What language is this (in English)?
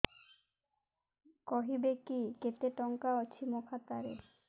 Odia